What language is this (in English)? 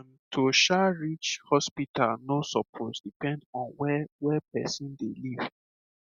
Nigerian Pidgin